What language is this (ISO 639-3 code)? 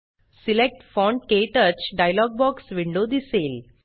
mar